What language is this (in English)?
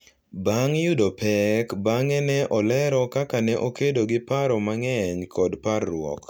Luo (Kenya and Tanzania)